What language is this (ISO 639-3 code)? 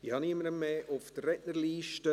gsw